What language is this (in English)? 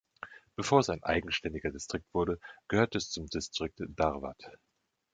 German